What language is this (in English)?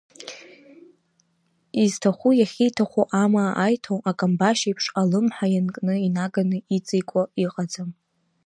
Abkhazian